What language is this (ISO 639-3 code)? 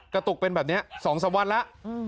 tha